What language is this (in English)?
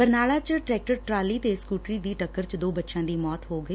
Punjabi